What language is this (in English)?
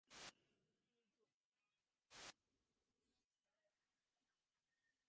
Divehi